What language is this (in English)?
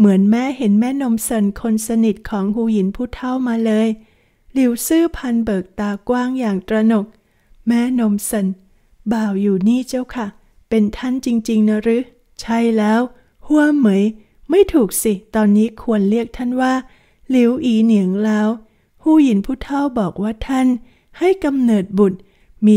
Thai